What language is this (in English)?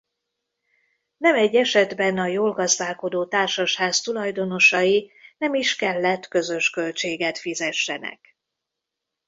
Hungarian